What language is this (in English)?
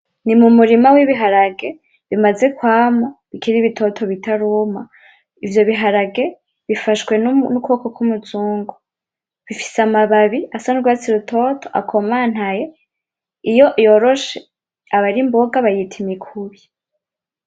Rundi